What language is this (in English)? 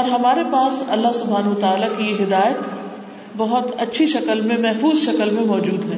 Urdu